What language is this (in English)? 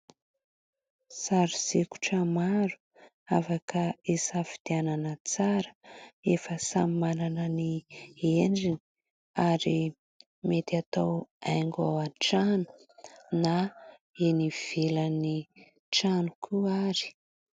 Malagasy